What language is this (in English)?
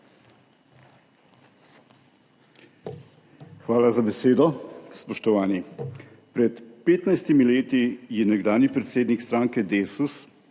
Slovenian